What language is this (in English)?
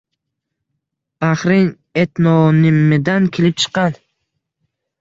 Uzbek